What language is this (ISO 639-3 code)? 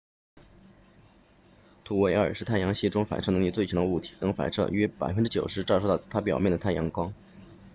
zho